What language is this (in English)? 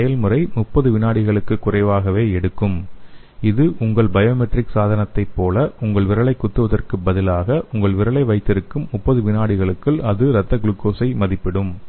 Tamil